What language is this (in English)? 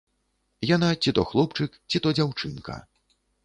Belarusian